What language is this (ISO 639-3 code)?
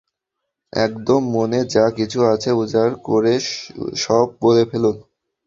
ben